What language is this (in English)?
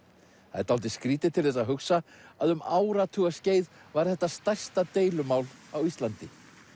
Icelandic